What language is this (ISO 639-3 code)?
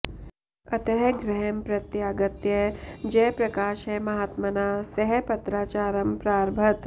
san